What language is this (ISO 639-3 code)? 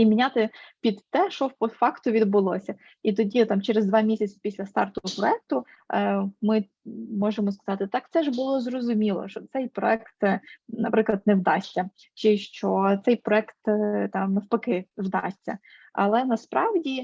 ukr